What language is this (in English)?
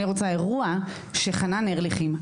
Hebrew